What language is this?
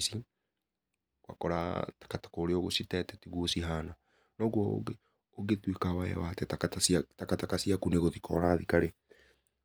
Kikuyu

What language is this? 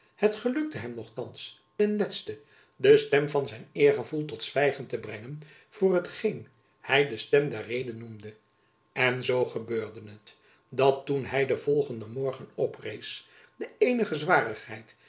Dutch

